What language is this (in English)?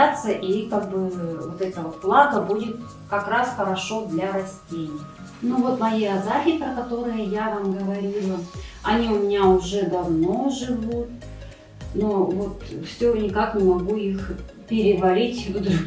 Russian